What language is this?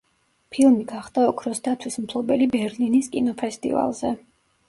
Georgian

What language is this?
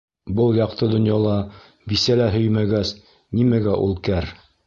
Bashkir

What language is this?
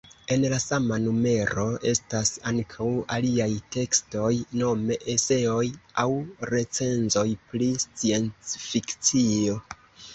Esperanto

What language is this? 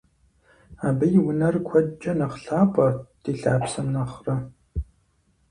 Kabardian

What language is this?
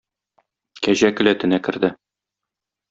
Tatar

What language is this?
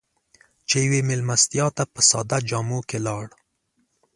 Pashto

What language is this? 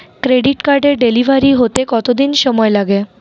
Bangla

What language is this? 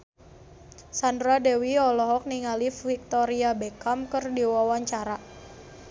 Sundanese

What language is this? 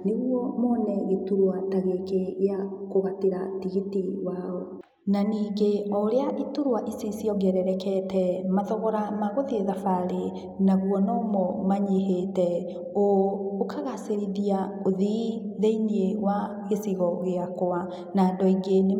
Kikuyu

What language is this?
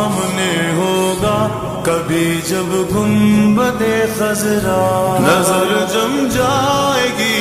Romanian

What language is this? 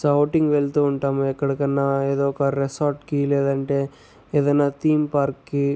Telugu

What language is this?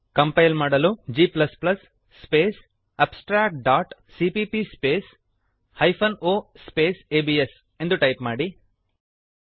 Kannada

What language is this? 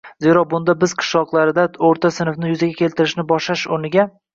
Uzbek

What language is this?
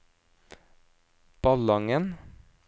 Norwegian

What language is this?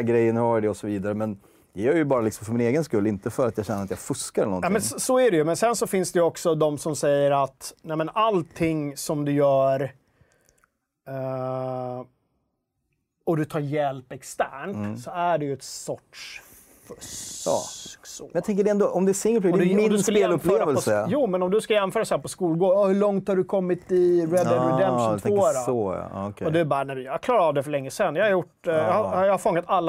Swedish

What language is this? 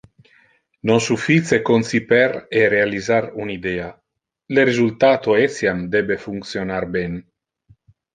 Interlingua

